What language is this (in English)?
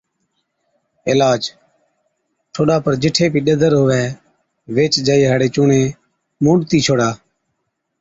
Od